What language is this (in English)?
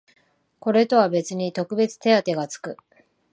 Japanese